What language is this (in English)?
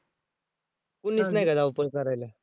Marathi